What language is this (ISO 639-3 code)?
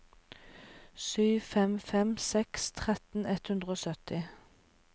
nor